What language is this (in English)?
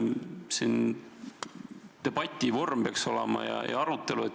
Estonian